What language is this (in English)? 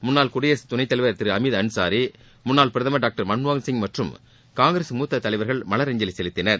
Tamil